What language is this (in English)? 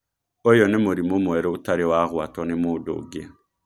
Kikuyu